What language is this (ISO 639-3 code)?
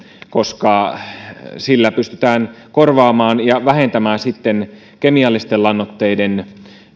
fin